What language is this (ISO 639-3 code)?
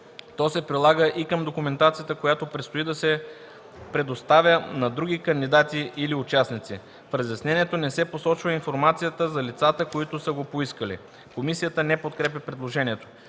bul